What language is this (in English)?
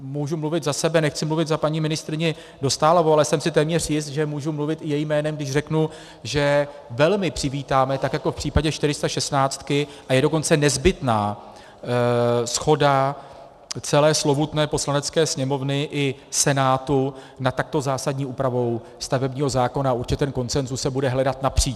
Czech